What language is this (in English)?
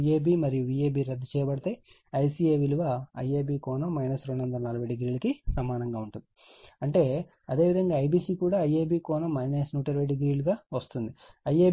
Telugu